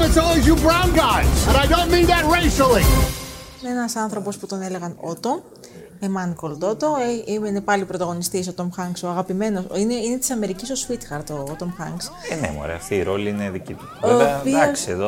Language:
Greek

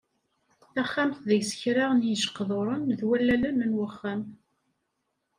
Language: Kabyle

